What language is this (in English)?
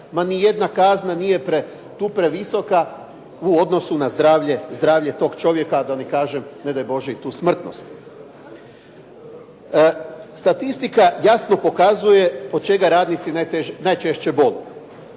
Croatian